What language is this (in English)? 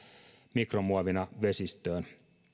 Finnish